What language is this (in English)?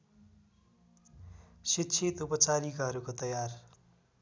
Nepali